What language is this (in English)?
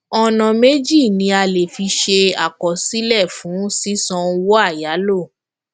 Yoruba